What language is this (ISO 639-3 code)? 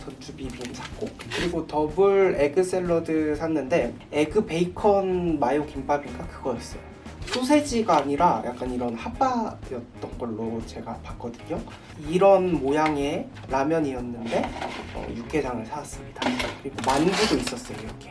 kor